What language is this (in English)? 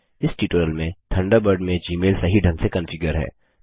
Hindi